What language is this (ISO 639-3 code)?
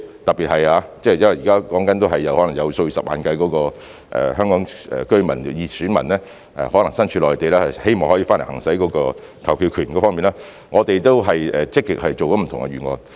yue